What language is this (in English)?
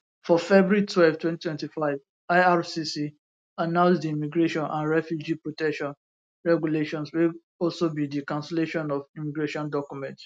Nigerian Pidgin